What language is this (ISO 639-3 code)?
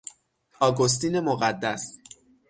fas